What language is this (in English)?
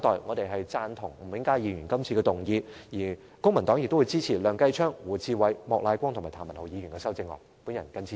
Cantonese